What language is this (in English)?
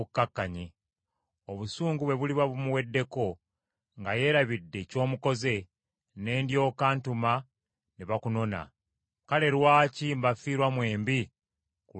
Ganda